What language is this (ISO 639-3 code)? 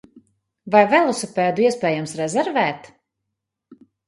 lav